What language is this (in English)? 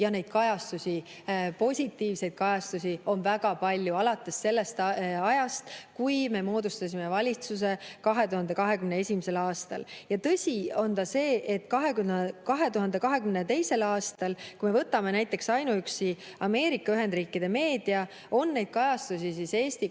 Estonian